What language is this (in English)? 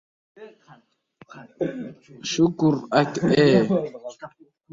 Uzbek